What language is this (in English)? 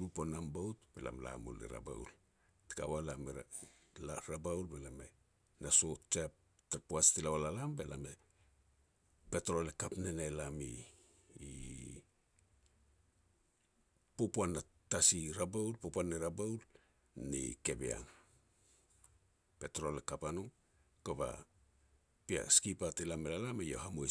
Petats